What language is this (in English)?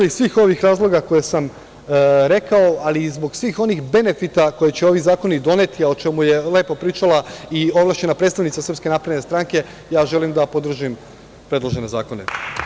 Serbian